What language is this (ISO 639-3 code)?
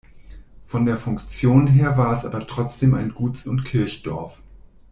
deu